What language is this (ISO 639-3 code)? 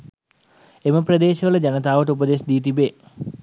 sin